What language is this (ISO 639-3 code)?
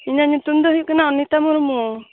sat